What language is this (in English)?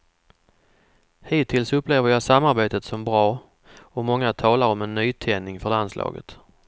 Swedish